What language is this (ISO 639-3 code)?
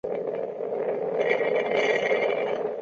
zho